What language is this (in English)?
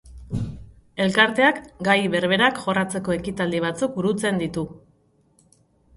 Basque